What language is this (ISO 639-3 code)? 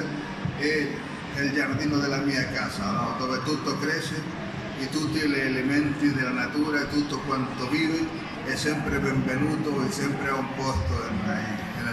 ita